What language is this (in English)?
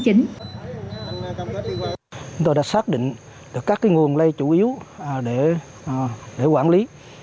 Vietnamese